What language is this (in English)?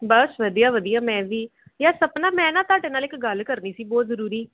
Punjabi